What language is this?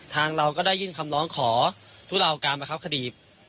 Thai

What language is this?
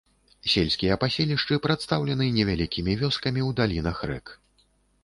Belarusian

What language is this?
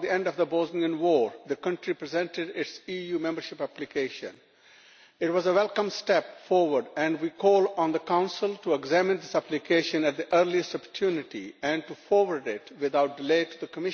English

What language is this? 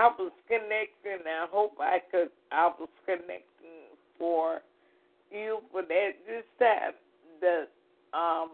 English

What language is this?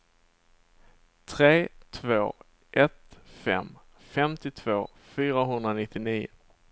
Swedish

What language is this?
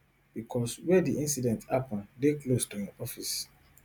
Nigerian Pidgin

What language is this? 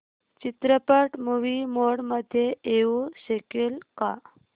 Marathi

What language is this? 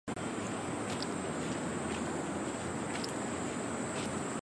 Chinese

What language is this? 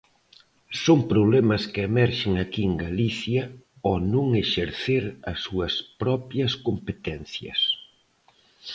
Galician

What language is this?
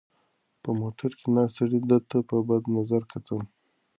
Pashto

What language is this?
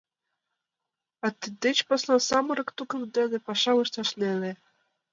Mari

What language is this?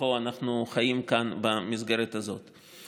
Hebrew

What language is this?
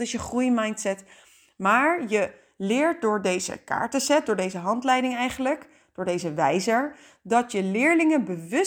Dutch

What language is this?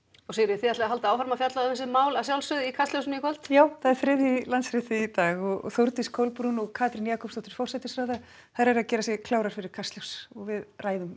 Icelandic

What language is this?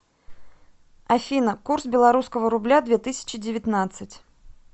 Russian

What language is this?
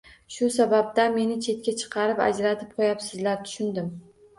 Uzbek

